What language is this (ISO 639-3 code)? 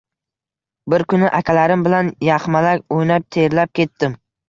uzb